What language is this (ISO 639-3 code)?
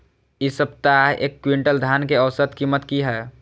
mai